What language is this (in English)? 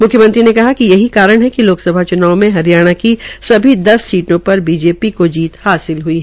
Hindi